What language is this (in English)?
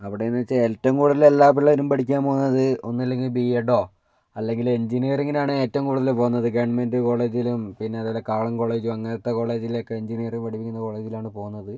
Malayalam